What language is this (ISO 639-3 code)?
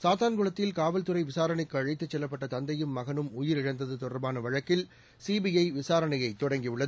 tam